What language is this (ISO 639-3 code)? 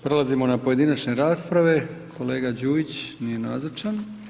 hrv